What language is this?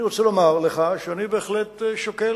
Hebrew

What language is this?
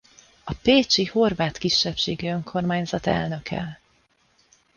Hungarian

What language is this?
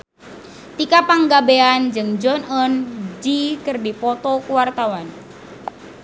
Sundanese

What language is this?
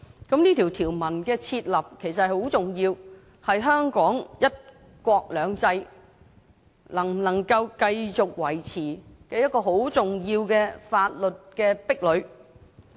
Cantonese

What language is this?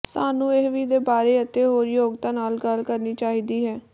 Punjabi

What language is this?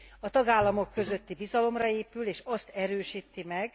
Hungarian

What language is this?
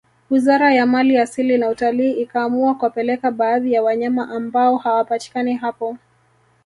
Swahili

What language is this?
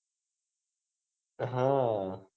Gujarati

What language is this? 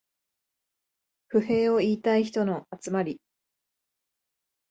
Japanese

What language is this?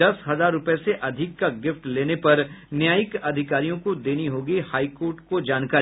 Hindi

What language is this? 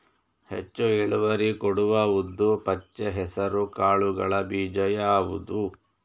Kannada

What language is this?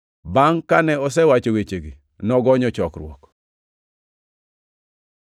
Luo (Kenya and Tanzania)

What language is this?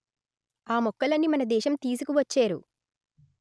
Telugu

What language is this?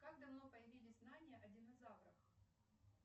Russian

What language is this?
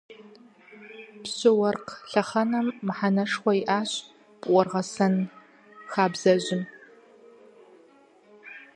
Kabardian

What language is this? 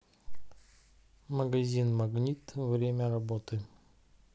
Russian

